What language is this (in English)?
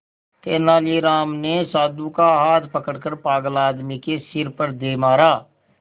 Hindi